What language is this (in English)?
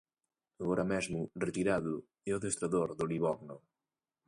Galician